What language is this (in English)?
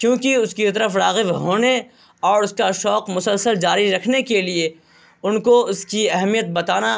Urdu